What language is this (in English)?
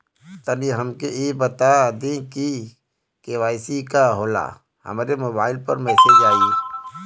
Bhojpuri